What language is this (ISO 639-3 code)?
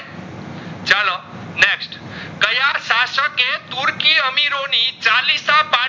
guj